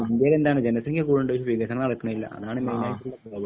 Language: Malayalam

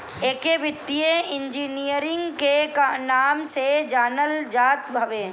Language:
Bhojpuri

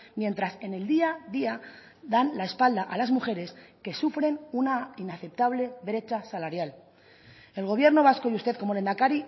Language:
Spanish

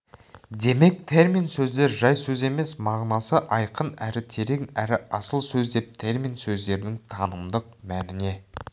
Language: Kazakh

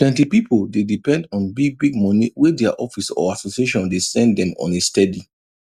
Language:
Nigerian Pidgin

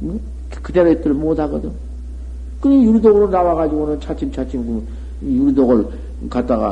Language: Korean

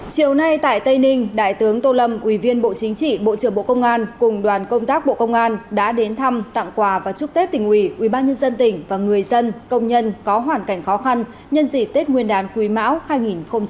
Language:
Vietnamese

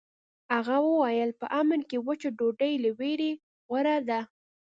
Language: Pashto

